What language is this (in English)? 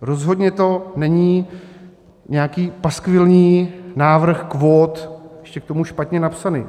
Czech